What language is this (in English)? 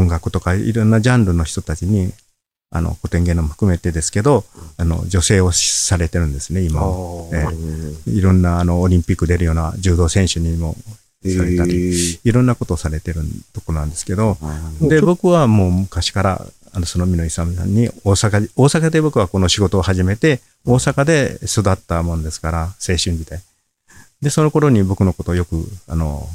Japanese